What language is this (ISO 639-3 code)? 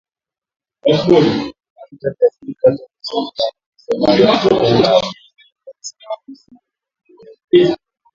swa